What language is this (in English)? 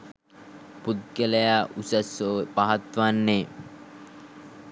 Sinhala